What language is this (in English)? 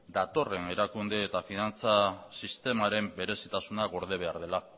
Basque